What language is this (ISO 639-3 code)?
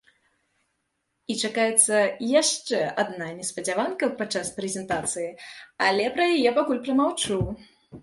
bel